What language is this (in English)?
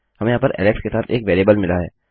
Hindi